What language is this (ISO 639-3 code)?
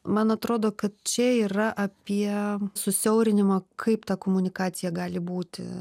lit